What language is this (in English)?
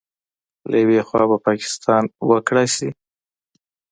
Pashto